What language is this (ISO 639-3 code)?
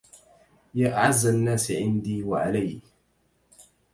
ara